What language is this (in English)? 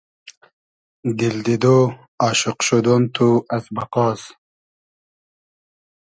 Hazaragi